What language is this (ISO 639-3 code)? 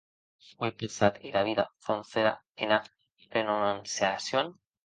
oci